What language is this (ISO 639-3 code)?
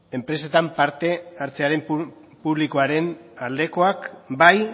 eus